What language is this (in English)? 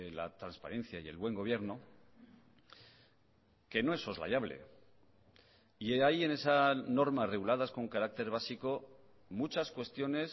Spanish